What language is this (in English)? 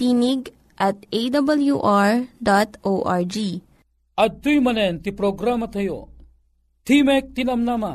Filipino